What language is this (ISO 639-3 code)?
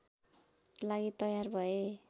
nep